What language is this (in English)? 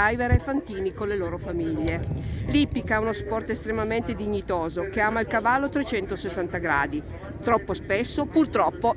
Italian